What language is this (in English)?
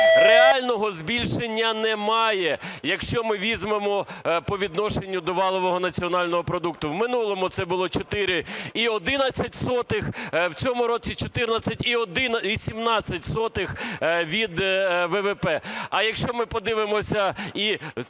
Ukrainian